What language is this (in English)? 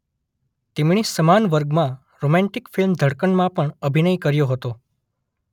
Gujarati